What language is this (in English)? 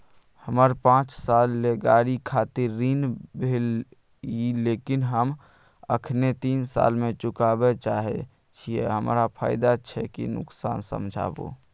Maithili